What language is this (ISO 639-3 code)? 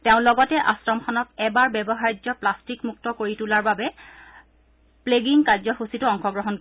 asm